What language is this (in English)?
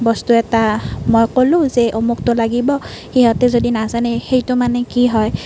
Assamese